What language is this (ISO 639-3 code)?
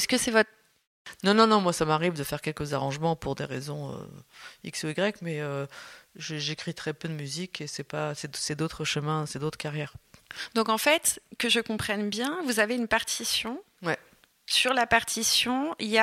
fra